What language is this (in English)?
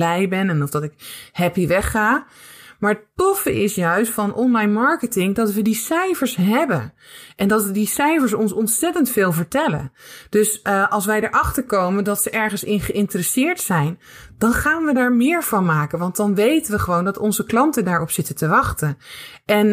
Dutch